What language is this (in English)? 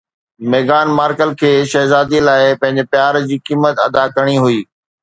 Sindhi